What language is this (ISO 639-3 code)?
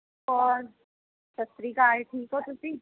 pan